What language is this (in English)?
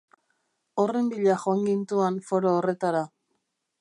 Basque